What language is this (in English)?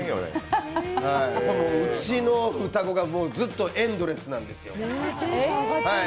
Japanese